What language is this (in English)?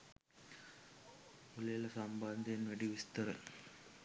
Sinhala